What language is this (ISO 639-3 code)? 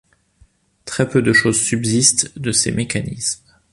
fra